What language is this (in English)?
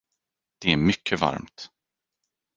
Swedish